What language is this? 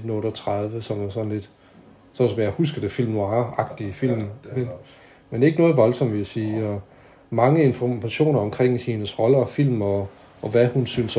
Danish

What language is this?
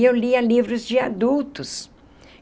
Portuguese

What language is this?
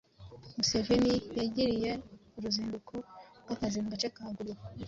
Kinyarwanda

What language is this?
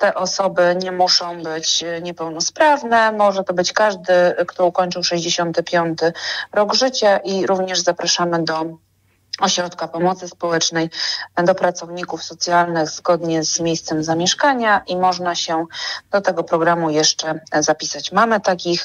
Polish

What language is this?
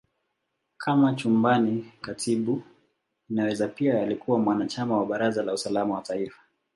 Swahili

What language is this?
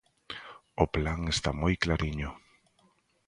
Galician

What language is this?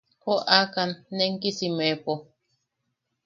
Yaqui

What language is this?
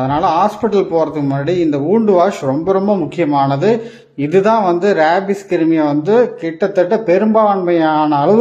Arabic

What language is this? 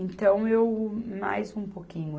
Portuguese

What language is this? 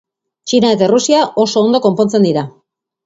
Basque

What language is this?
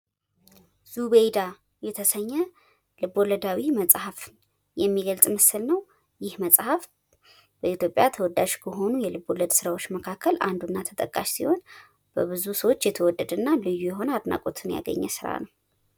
Amharic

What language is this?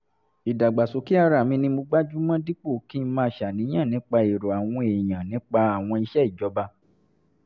Yoruba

